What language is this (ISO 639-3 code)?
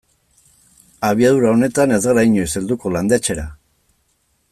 eus